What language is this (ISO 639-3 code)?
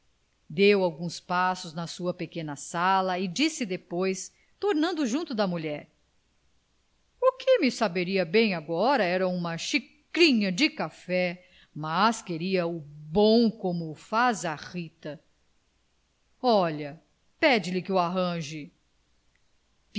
por